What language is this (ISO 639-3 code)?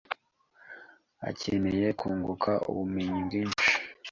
kin